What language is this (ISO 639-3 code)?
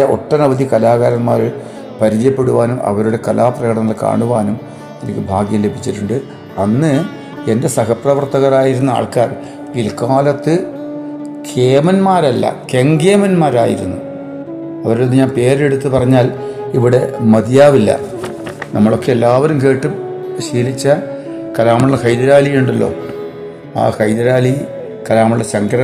mal